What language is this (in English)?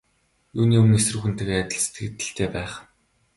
Mongolian